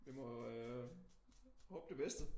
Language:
Danish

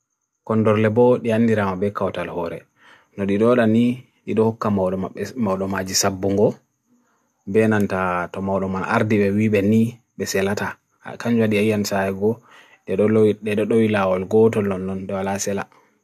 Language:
Bagirmi Fulfulde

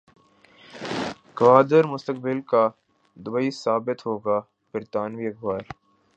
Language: Urdu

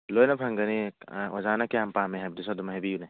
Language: Manipuri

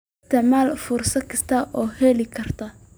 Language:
Somali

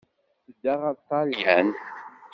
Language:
Kabyle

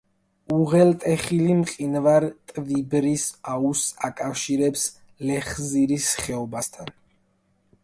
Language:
Georgian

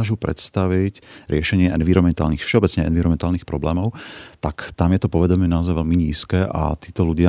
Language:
Slovak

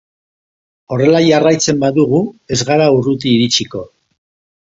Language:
Basque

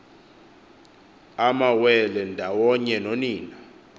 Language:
Xhosa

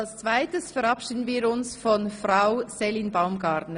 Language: Swiss German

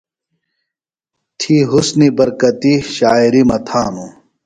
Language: Phalura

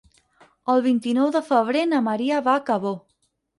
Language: Catalan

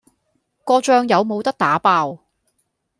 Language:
Cantonese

